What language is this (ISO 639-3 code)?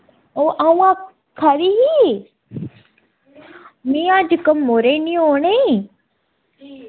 doi